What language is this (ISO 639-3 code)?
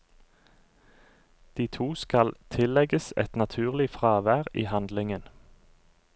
nor